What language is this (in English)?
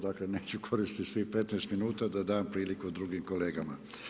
Croatian